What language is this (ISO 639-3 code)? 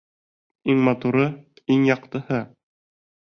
bak